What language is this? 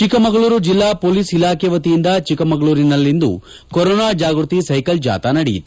Kannada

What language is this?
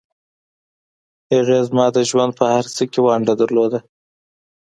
Pashto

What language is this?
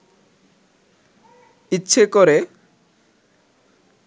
Bangla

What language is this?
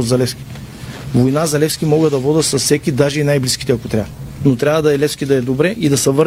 Bulgarian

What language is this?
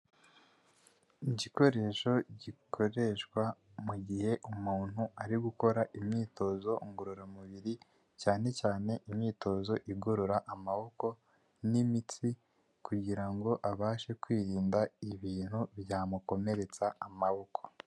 Kinyarwanda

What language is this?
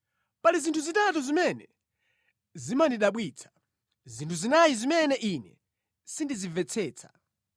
Nyanja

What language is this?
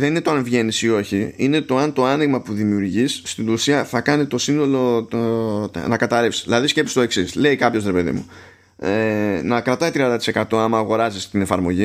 Greek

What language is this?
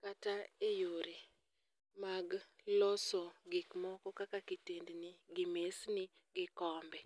Luo (Kenya and Tanzania)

